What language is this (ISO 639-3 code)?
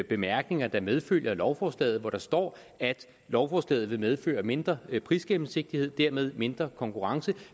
dan